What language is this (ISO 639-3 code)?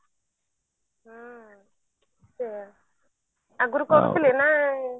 ori